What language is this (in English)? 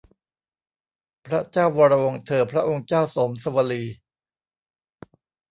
Thai